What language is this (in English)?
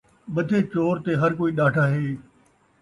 Saraiki